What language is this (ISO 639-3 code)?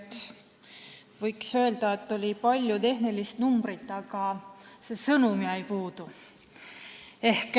est